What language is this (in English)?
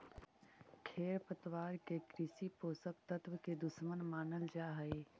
Magahi